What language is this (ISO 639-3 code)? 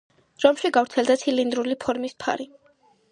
kat